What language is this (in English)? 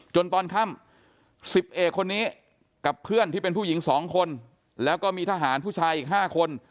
Thai